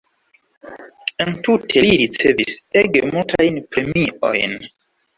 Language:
Esperanto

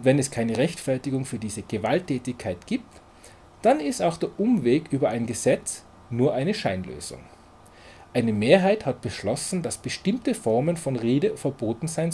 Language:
German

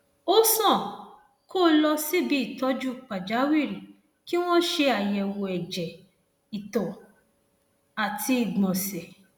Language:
Yoruba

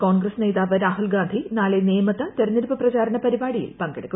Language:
Malayalam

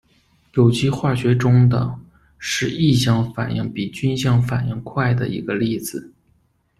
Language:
Chinese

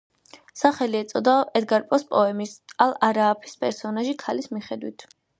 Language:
Georgian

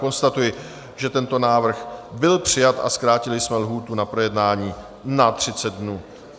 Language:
Czech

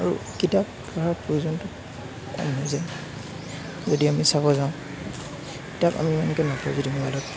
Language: Assamese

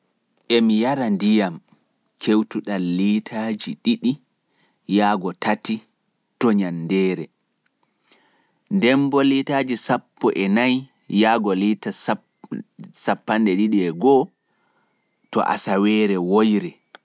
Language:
Pular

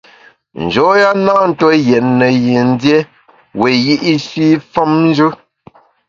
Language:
Bamun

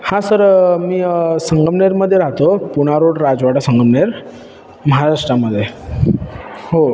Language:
Marathi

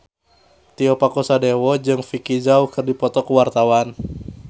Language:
Sundanese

